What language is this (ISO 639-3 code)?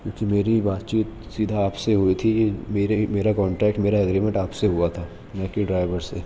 urd